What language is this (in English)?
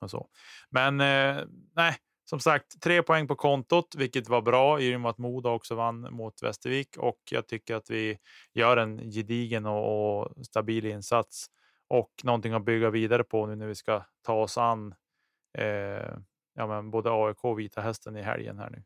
Swedish